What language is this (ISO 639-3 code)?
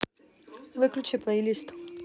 rus